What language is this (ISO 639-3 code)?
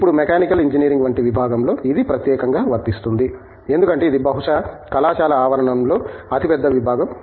tel